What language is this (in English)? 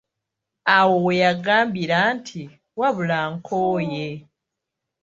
Ganda